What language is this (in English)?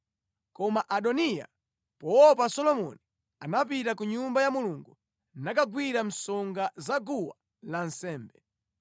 Nyanja